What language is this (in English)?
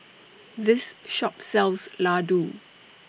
English